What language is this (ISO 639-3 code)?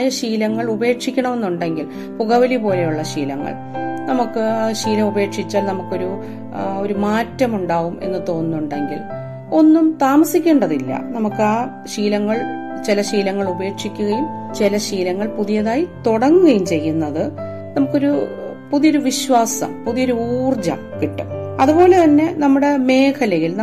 mal